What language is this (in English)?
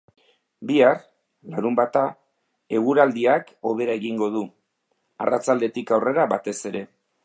Basque